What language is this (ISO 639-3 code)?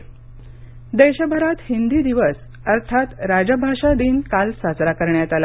mar